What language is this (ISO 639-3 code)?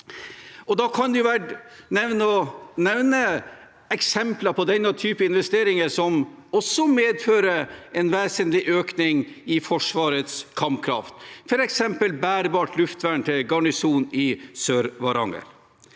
nor